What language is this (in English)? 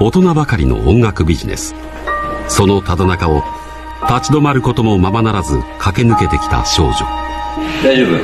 Japanese